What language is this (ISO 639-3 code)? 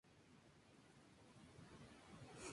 spa